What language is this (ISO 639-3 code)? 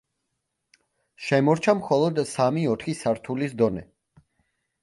kat